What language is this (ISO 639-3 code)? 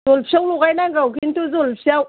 brx